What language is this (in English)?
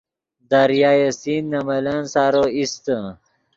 Yidgha